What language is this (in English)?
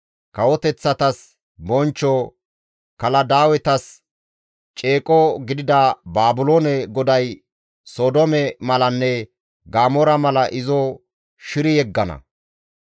Gamo